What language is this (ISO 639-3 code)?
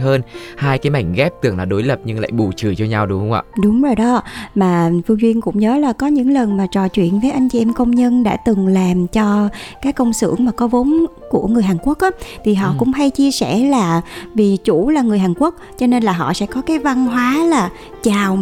vie